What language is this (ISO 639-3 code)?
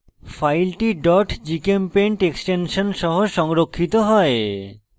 ben